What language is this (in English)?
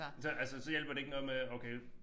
Danish